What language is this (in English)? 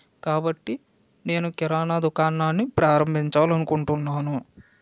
Telugu